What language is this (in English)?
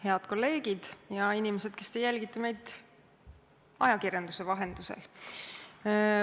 Estonian